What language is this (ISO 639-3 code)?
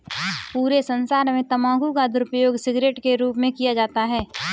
hin